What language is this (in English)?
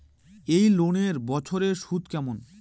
Bangla